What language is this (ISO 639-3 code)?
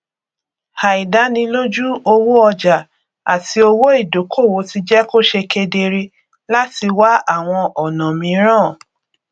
yor